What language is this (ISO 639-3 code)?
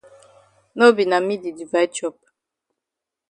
wes